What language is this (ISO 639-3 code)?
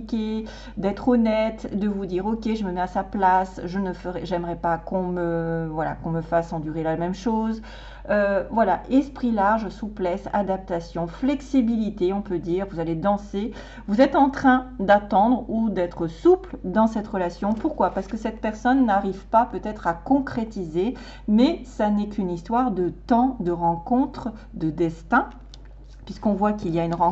fra